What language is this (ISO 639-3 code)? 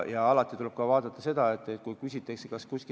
est